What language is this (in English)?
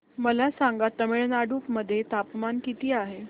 Marathi